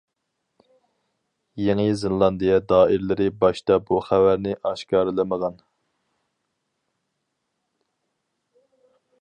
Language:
Uyghur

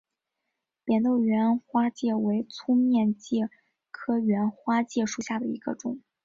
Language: Chinese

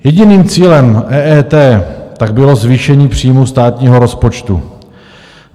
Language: Czech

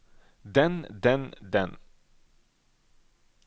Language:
Norwegian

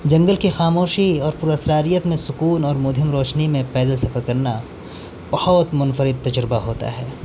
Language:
Urdu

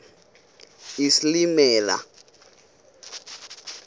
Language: Xhosa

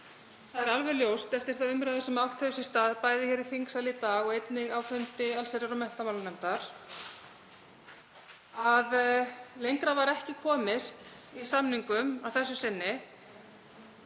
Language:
Icelandic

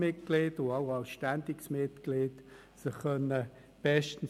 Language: Swiss German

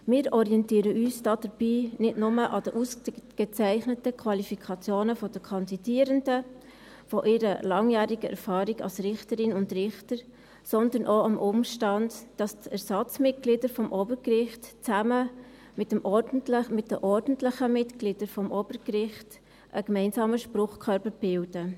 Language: Swiss German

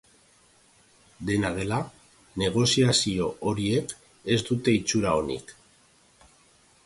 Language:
Basque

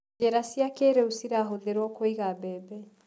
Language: Kikuyu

